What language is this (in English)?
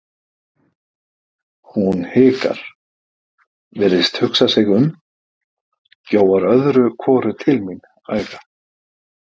Icelandic